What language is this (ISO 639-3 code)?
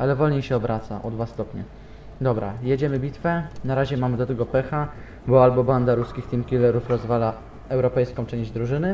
pol